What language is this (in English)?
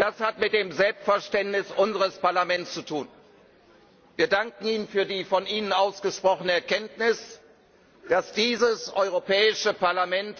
German